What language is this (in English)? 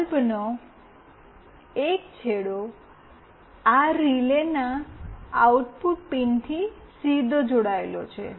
Gujarati